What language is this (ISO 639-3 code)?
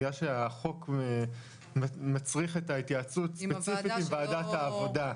heb